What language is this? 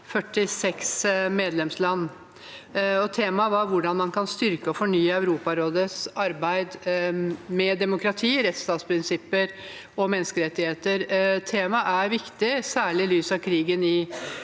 Norwegian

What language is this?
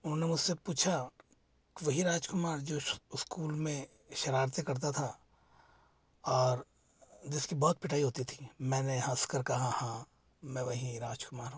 Hindi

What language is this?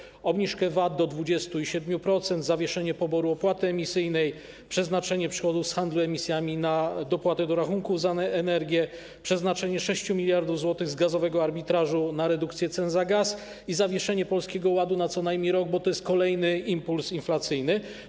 Polish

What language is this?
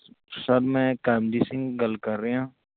Punjabi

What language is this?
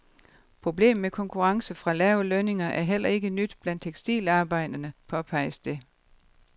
Danish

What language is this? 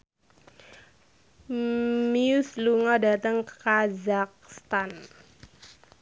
Javanese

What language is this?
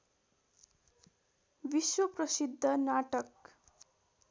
Nepali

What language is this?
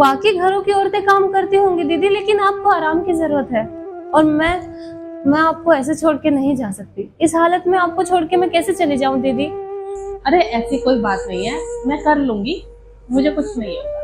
Hindi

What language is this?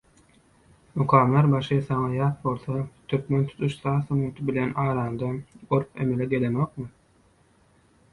Turkmen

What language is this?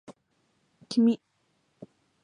Japanese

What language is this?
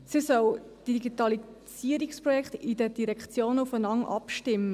Swiss German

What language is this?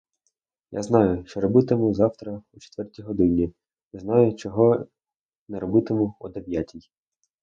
Ukrainian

